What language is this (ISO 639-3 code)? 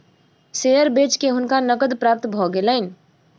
mai